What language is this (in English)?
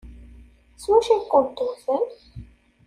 Kabyle